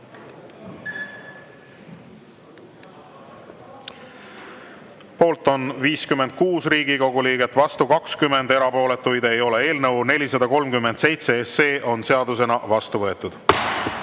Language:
Estonian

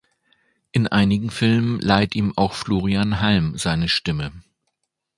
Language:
German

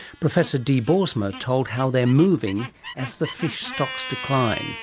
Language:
English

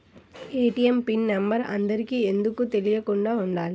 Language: Telugu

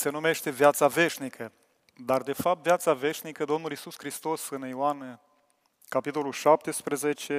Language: Romanian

